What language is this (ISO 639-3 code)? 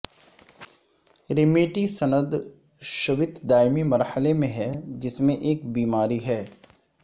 urd